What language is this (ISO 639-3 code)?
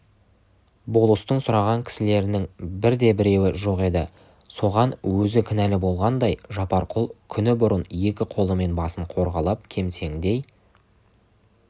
kaz